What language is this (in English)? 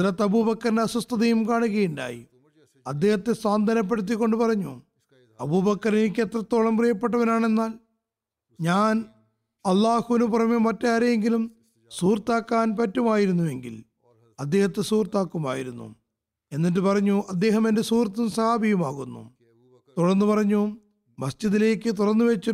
Malayalam